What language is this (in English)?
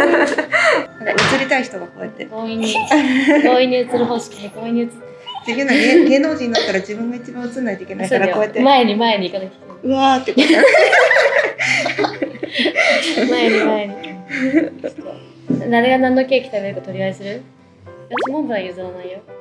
Japanese